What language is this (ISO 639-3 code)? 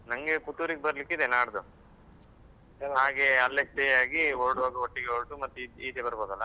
kan